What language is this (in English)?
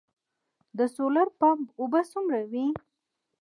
Pashto